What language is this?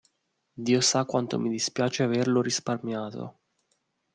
Italian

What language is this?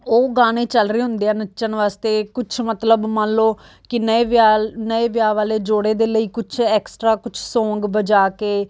Punjabi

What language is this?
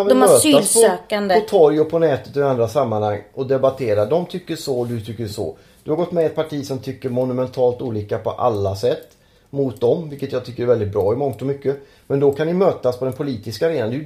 Swedish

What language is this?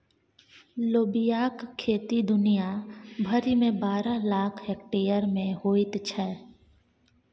Maithili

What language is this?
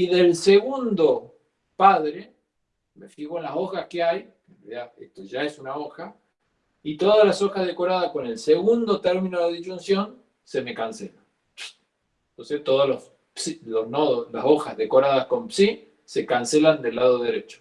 Spanish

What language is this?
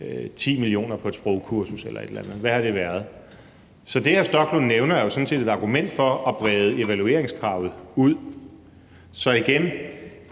Danish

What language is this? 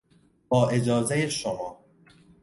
Persian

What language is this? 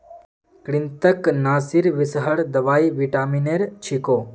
Magahi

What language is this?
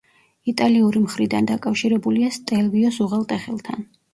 Georgian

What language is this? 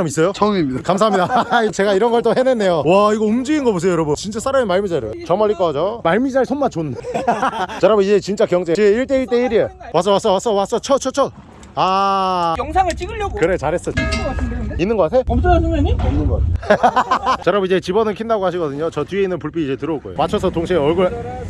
Korean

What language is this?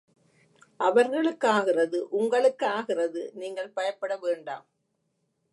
Tamil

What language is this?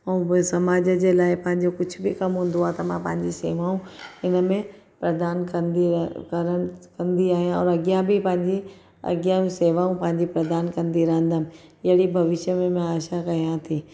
Sindhi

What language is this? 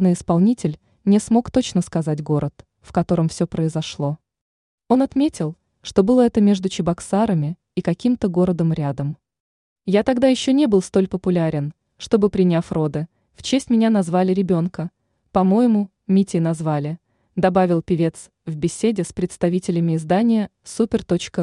Russian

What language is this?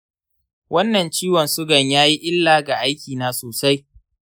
Hausa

